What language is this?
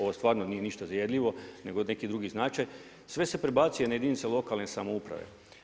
Croatian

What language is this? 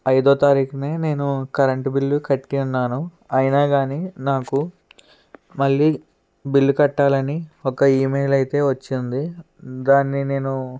Telugu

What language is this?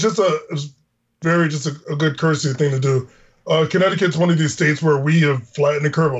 English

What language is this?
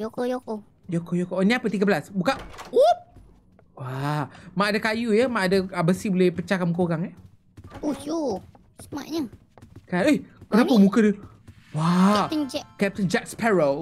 Malay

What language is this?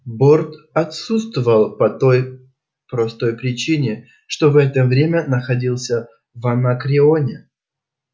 Russian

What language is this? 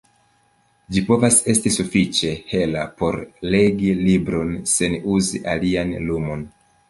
Esperanto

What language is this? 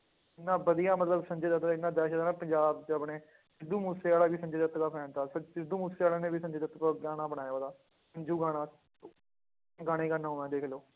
Punjabi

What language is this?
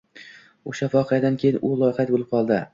Uzbek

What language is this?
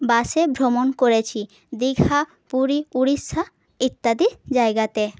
Bangla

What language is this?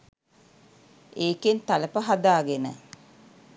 Sinhala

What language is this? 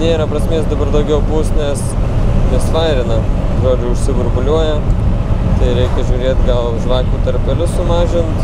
Lithuanian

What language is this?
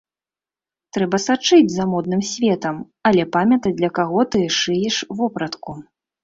Belarusian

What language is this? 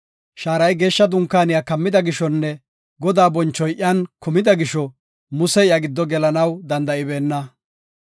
Gofa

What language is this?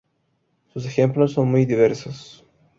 Spanish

